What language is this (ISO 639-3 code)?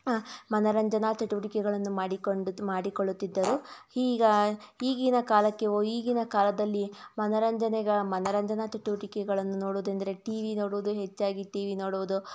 kan